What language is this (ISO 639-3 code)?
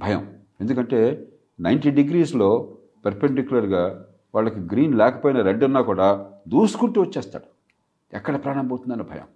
tel